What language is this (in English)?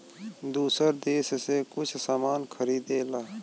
Bhojpuri